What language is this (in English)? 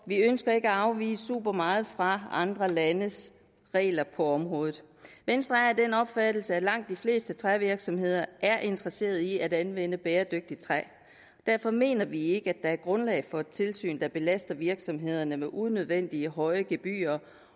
Danish